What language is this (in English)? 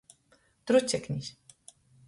Latgalian